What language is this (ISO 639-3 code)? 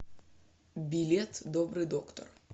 rus